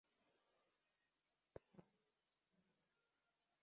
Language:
Kyrgyz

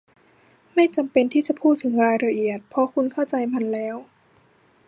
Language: Thai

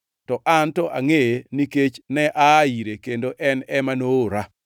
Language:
Luo (Kenya and Tanzania)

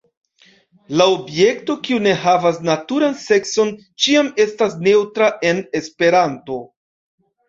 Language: Esperanto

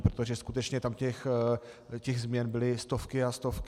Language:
Czech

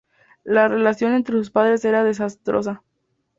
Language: Spanish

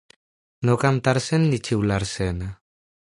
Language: Catalan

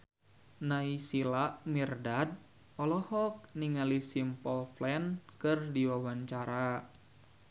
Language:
Sundanese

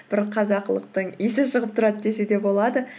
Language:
Kazakh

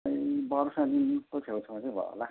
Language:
Nepali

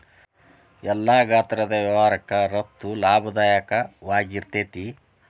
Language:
Kannada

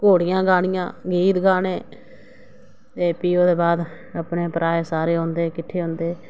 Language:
Dogri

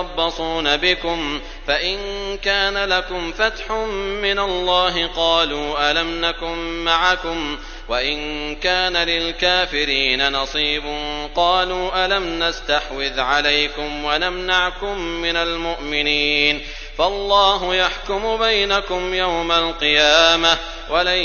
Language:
Arabic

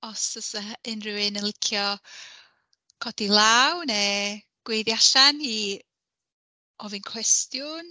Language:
Welsh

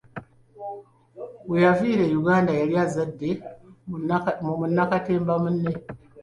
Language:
Ganda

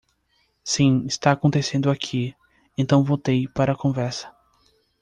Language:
Portuguese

